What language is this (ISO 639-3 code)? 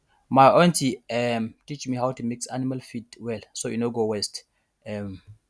pcm